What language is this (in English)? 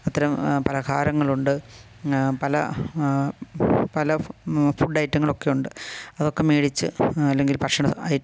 Malayalam